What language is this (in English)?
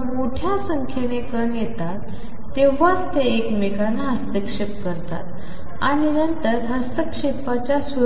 Marathi